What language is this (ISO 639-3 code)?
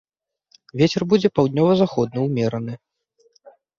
bel